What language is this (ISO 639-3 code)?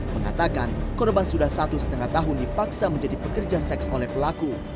ind